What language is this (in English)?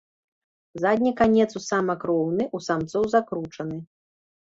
Belarusian